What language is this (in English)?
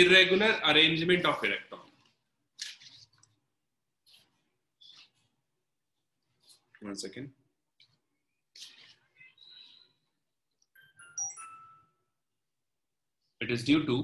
English